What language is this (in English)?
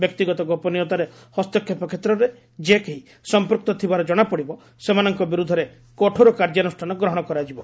Odia